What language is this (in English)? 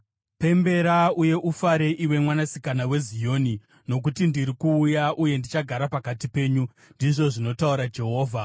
Shona